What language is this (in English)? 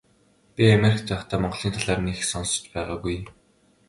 Mongolian